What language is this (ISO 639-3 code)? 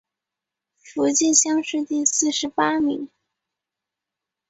zho